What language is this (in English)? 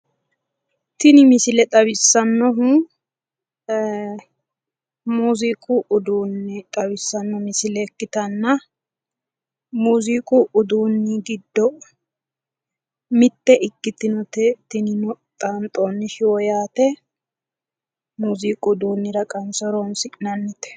Sidamo